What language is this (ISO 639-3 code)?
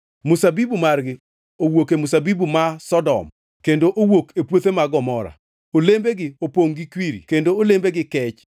luo